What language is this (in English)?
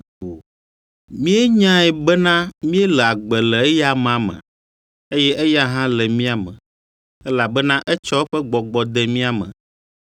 Ewe